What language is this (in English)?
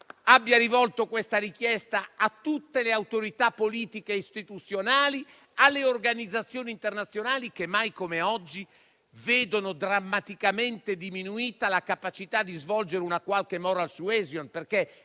Italian